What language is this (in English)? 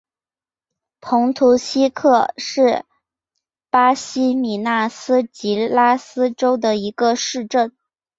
Chinese